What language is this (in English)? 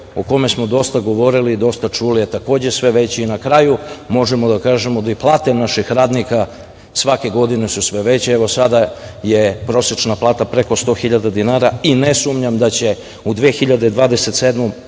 Serbian